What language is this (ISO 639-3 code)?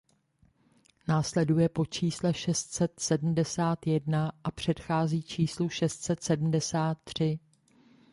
ces